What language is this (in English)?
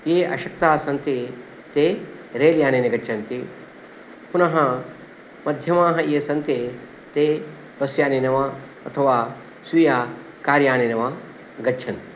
Sanskrit